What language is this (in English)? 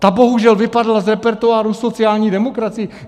Czech